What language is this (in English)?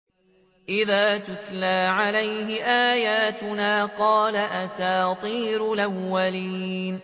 Arabic